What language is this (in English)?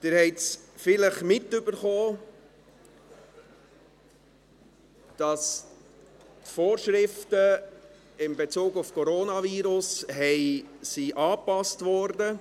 Swiss German